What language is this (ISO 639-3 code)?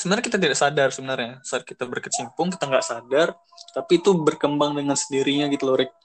ind